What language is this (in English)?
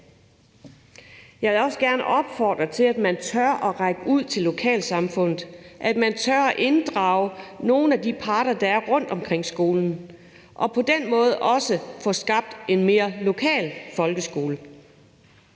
Danish